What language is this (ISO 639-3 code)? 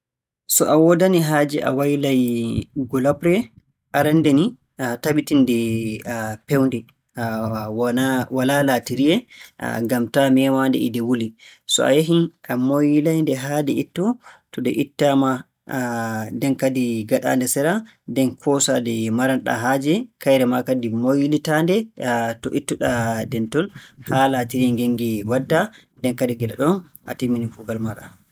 fue